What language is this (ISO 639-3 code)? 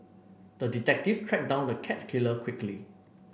eng